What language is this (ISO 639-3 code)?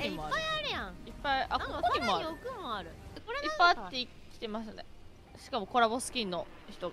jpn